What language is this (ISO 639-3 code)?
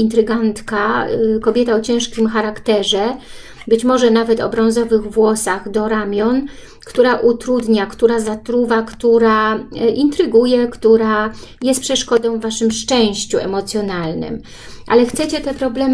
pol